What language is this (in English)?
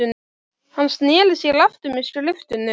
Icelandic